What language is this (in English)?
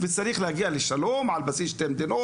Hebrew